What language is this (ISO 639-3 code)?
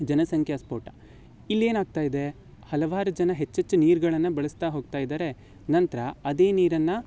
kan